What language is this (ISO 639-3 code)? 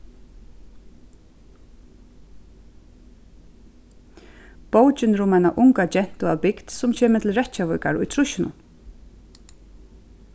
fao